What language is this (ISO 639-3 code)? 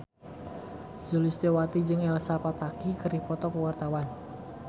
sun